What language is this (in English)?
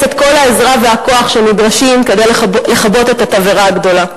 Hebrew